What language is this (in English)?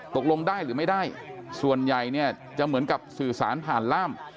Thai